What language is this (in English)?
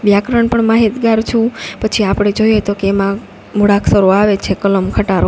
Gujarati